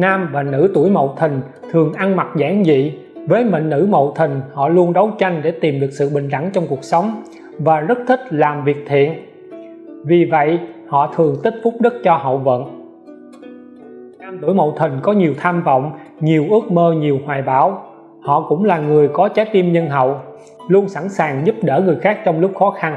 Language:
Vietnamese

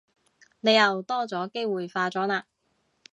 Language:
Cantonese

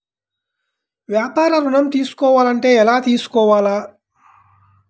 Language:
Telugu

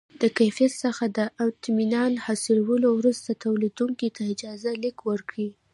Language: Pashto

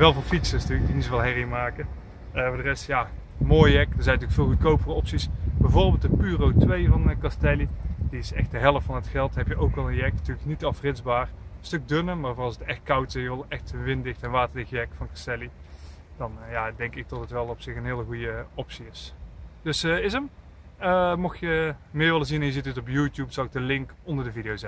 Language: Dutch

